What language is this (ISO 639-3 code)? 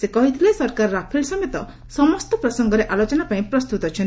ori